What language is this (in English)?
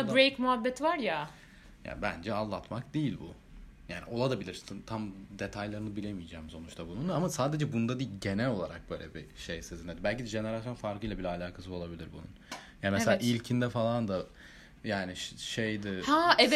Turkish